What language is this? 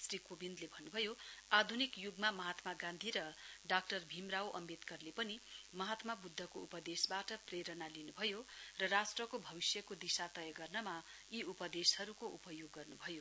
Nepali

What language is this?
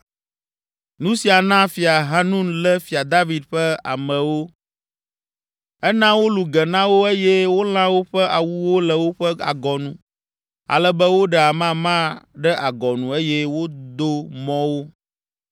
Ewe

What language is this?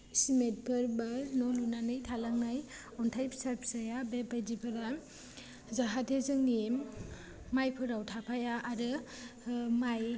Bodo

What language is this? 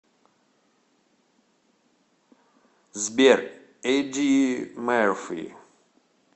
Russian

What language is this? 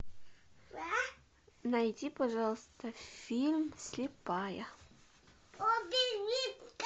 Russian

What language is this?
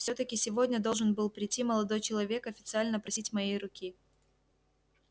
Russian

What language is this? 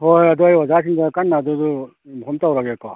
Manipuri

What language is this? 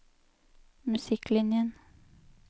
Norwegian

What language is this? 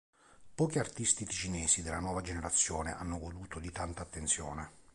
Italian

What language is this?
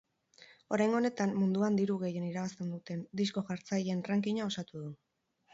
Basque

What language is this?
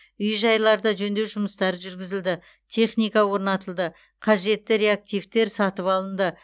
Kazakh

